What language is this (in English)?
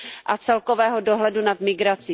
Czech